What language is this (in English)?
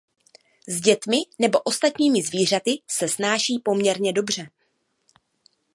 Czech